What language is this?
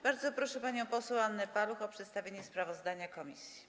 Polish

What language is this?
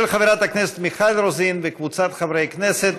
Hebrew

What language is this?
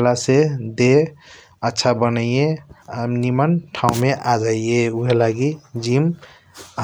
Kochila Tharu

